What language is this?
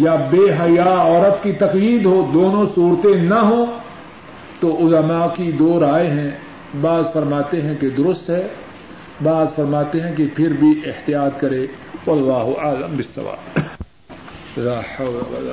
Urdu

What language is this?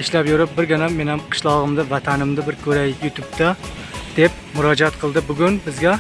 Turkish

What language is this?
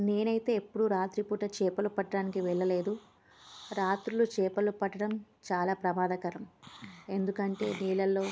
Telugu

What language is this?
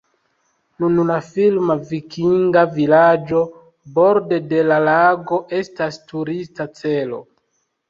Esperanto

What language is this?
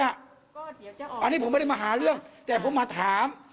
Thai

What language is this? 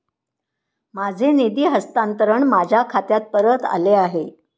Marathi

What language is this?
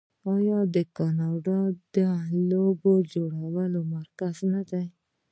Pashto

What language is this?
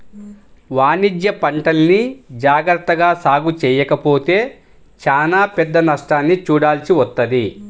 Telugu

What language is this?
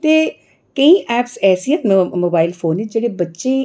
Dogri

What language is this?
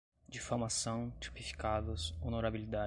Portuguese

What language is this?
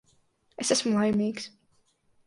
Latvian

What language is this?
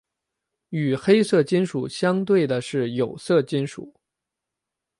Chinese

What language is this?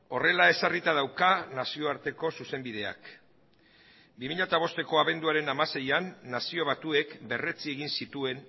Basque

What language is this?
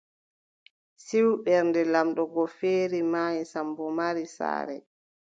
Adamawa Fulfulde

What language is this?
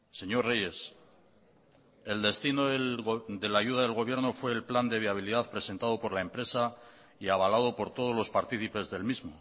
Spanish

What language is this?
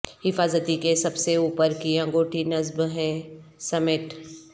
Urdu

